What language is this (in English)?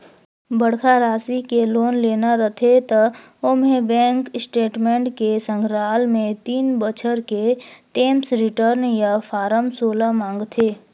Chhattisgarhi